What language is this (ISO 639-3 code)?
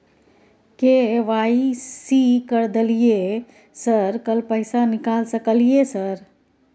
mai